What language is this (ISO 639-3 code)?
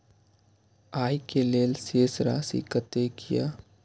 mai